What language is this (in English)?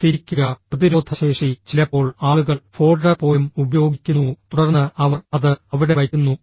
Malayalam